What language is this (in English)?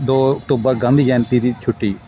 Punjabi